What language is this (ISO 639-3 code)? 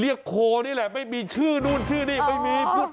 tha